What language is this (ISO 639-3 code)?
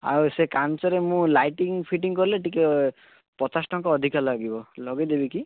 ori